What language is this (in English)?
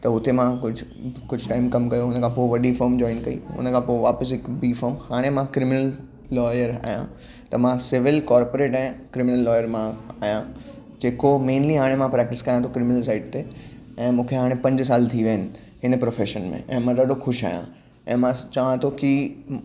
Sindhi